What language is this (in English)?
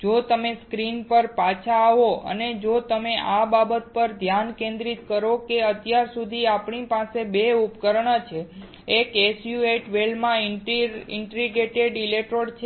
Gujarati